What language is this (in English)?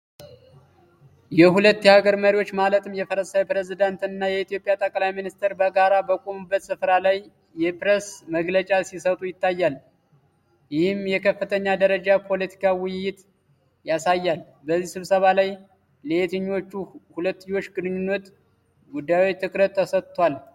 Amharic